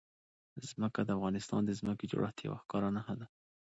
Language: Pashto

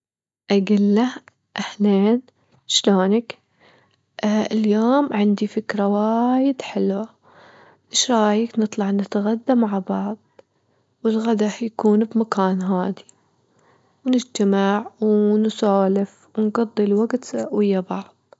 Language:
Gulf Arabic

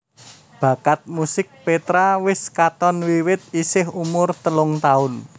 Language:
Javanese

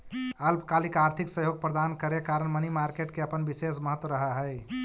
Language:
Magahi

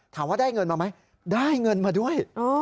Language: Thai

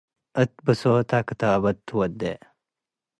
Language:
Tigre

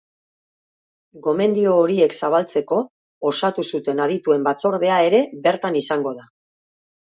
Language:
Basque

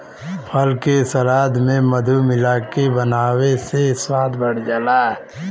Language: Bhojpuri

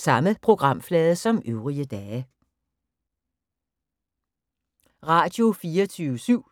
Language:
Danish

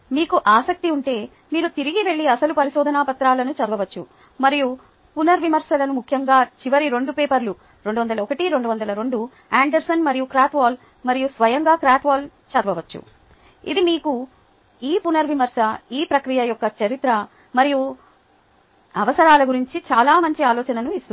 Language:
Telugu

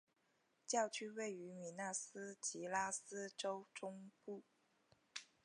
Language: Chinese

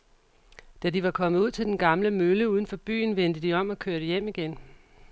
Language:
Danish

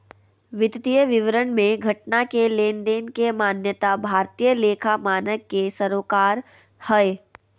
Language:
Magahi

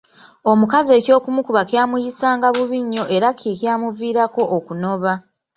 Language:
Ganda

